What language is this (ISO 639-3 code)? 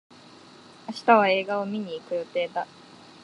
jpn